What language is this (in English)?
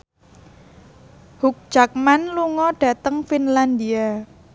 Javanese